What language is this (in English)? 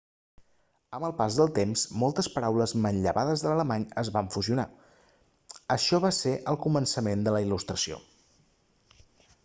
Catalan